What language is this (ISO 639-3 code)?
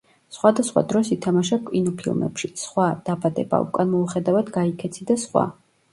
kat